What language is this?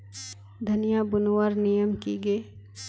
Magahi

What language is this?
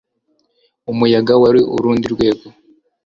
Kinyarwanda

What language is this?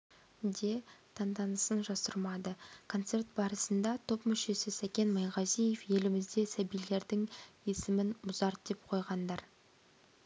Kazakh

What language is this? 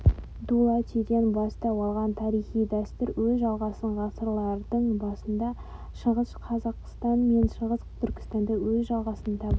Kazakh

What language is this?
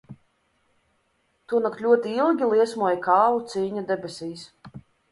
Latvian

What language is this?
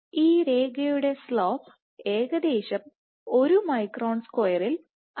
Malayalam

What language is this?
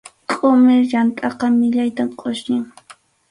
Arequipa-La Unión Quechua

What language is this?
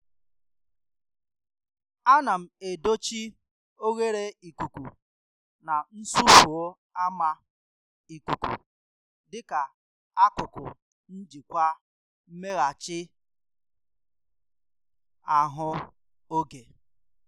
Igbo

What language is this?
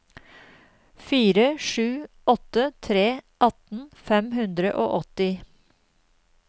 Norwegian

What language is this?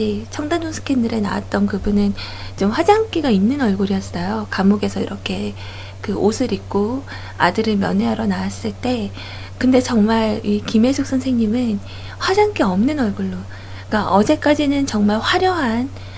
Korean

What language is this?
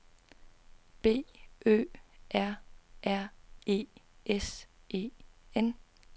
Danish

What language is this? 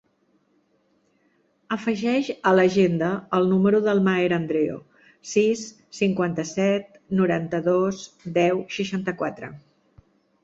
Catalan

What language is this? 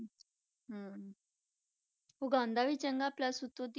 Punjabi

